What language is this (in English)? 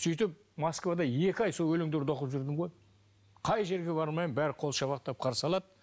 Kazakh